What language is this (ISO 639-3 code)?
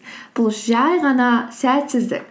kaz